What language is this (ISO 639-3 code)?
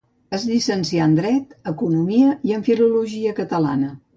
cat